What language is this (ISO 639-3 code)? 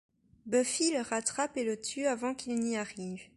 fra